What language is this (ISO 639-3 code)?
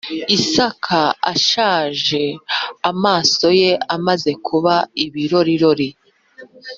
kin